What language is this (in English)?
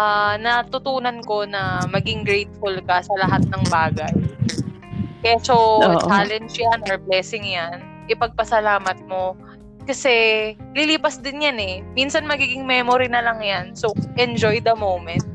Filipino